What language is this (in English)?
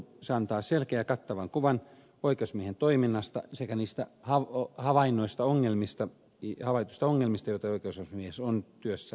Finnish